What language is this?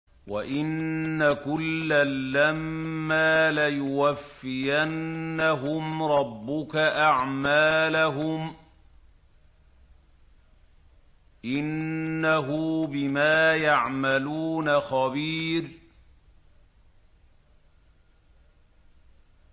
Arabic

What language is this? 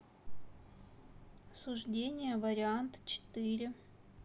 Russian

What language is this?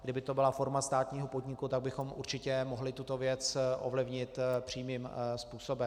Czech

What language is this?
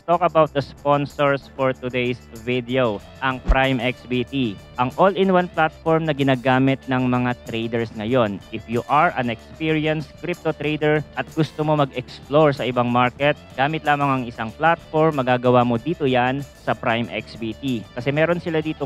Filipino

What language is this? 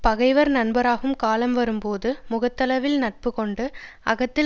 Tamil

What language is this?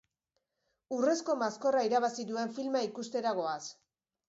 Basque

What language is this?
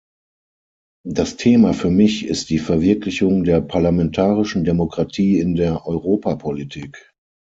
German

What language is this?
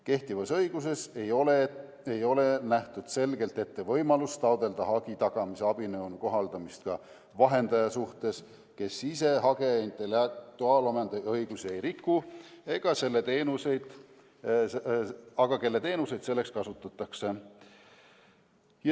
Estonian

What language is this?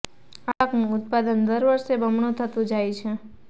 Gujarati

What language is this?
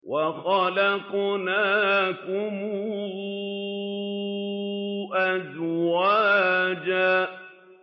Arabic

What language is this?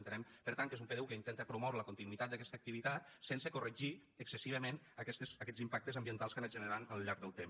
Catalan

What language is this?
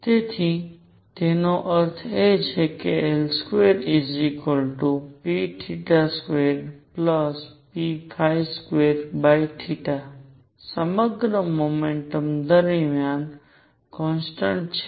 Gujarati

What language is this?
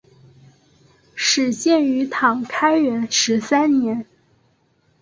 Chinese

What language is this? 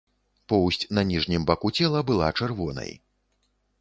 Belarusian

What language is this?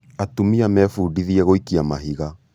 Kikuyu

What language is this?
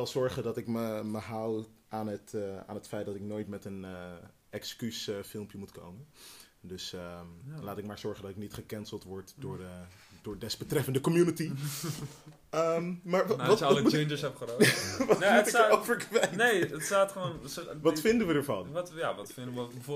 Dutch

